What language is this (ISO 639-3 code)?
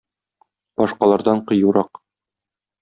tat